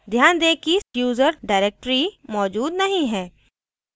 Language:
Hindi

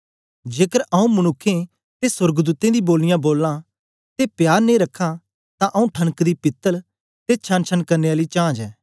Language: Dogri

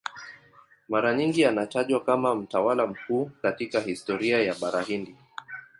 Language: Swahili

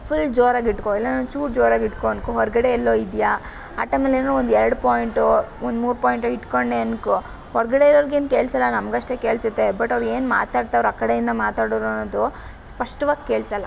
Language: Kannada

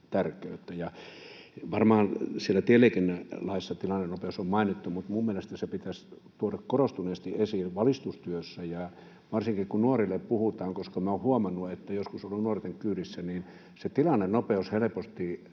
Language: Finnish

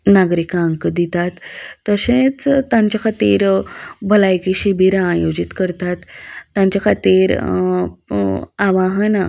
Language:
Konkani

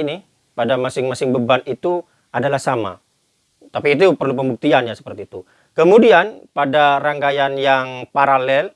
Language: Indonesian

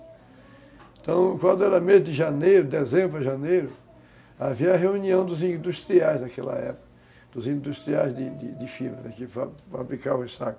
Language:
Portuguese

